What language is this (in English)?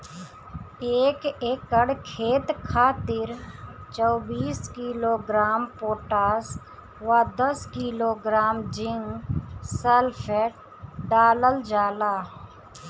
Bhojpuri